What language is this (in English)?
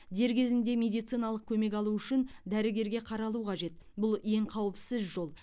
Kazakh